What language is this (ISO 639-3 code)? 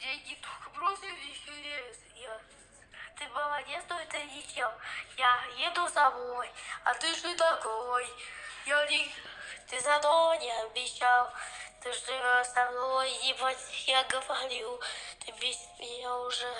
rus